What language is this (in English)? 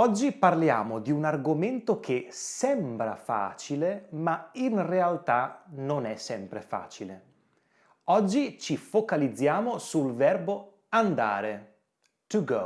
Italian